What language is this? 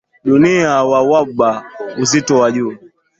Swahili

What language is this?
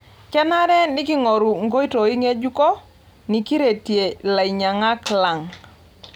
Masai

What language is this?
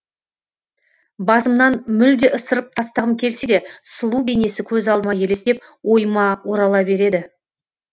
Kazakh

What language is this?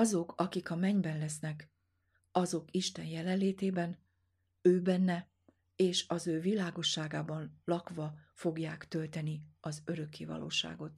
Hungarian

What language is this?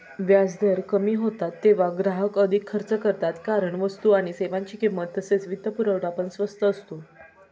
Marathi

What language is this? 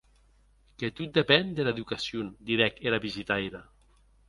Occitan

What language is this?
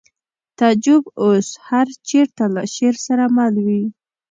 Pashto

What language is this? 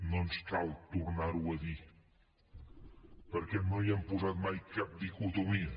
Catalan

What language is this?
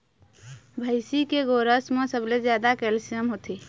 Chhattisgarhi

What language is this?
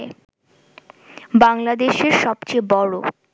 Bangla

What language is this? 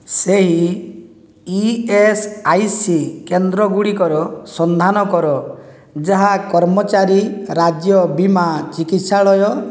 Odia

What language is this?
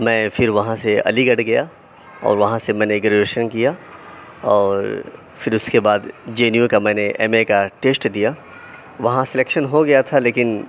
Urdu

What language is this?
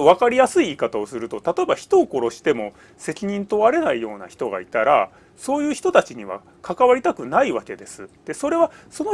Japanese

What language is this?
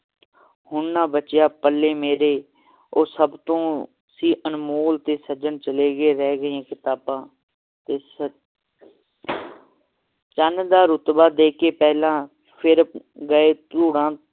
Punjabi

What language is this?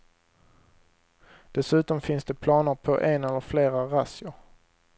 Swedish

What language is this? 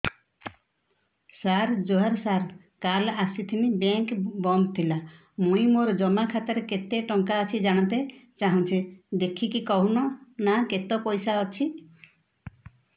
Odia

